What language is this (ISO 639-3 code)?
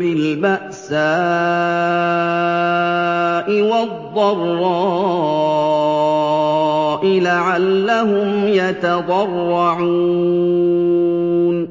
ara